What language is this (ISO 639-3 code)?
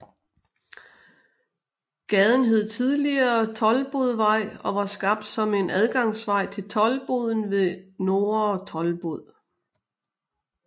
dan